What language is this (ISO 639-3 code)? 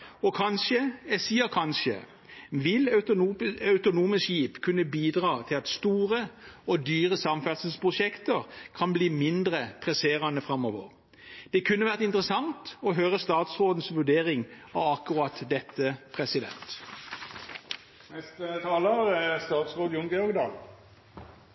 nor